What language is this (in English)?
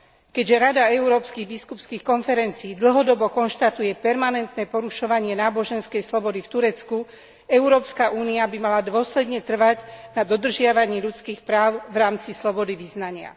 Slovak